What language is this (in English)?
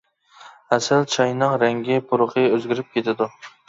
Uyghur